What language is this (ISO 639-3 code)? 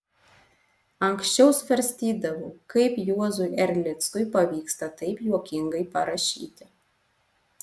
lit